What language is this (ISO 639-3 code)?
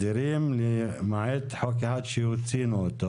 heb